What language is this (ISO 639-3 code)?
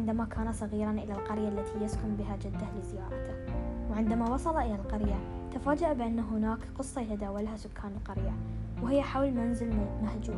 ara